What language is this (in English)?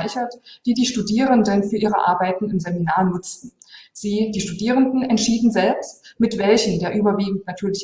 German